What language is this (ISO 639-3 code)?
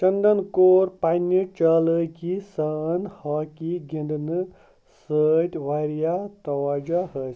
kas